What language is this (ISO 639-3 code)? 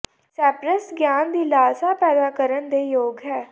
pan